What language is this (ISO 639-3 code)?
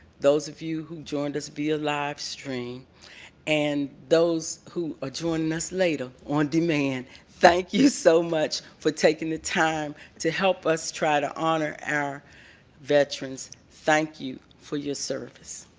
eng